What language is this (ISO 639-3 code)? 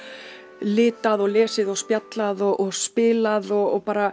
isl